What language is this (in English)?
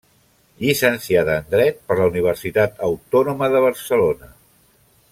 Catalan